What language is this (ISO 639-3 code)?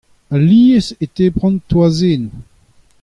bre